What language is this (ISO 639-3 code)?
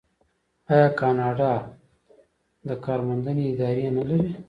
pus